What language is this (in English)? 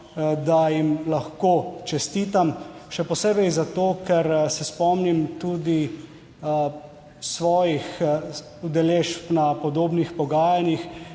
Slovenian